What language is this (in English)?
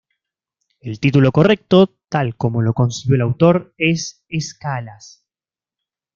Spanish